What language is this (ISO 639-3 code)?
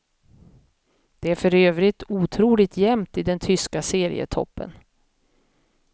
swe